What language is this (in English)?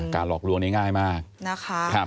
Thai